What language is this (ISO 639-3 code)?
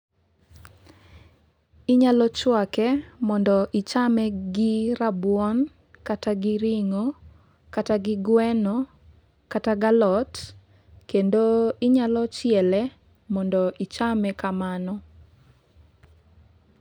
luo